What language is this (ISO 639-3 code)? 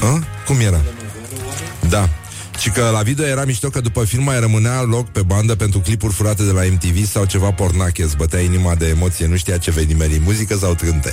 ron